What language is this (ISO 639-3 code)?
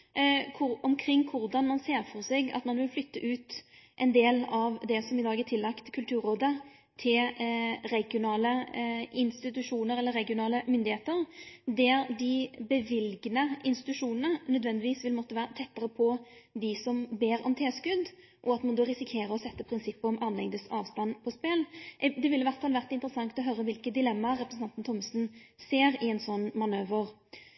nno